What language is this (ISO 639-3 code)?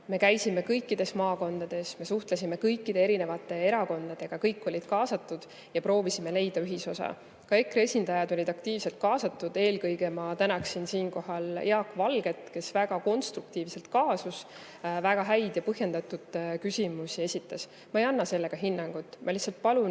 est